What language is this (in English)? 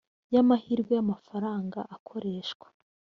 Kinyarwanda